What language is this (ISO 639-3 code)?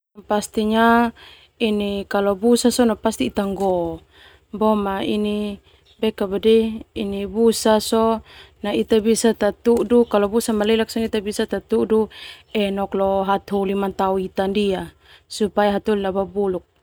twu